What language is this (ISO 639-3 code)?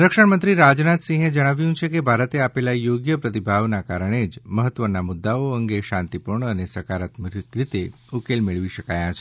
guj